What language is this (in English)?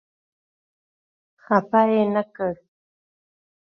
Pashto